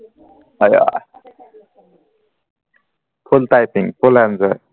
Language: Assamese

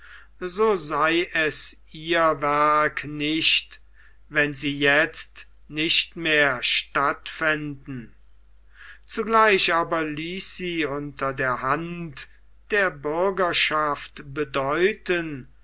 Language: German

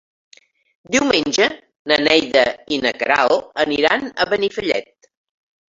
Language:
Catalan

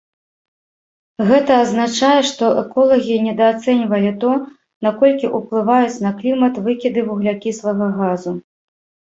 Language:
Belarusian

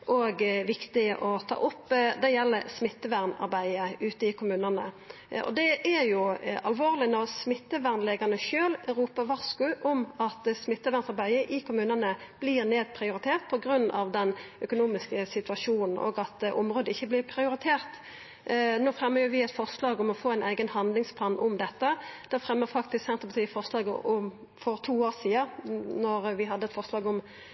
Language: Norwegian Nynorsk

